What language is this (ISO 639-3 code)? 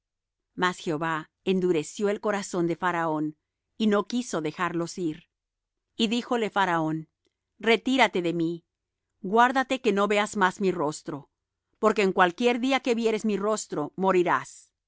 spa